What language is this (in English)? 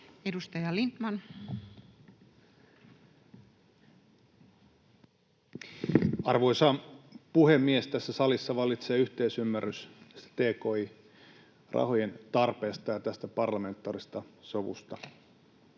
Finnish